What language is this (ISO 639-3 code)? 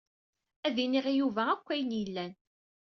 kab